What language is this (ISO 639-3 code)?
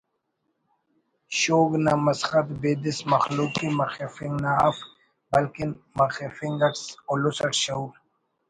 brh